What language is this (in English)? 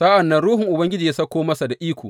Hausa